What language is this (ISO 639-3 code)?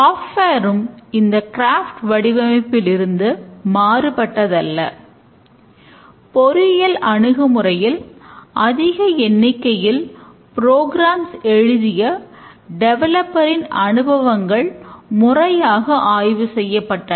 tam